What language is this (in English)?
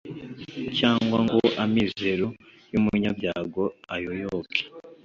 Kinyarwanda